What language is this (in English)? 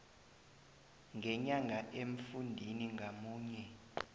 South Ndebele